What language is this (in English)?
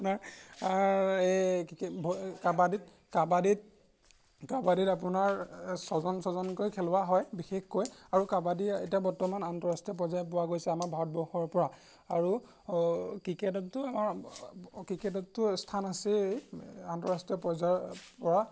Assamese